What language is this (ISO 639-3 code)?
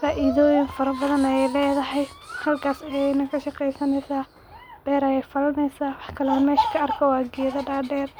som